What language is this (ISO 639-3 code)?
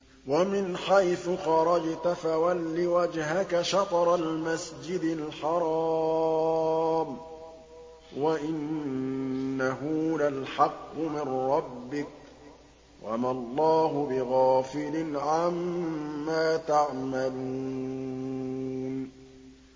ara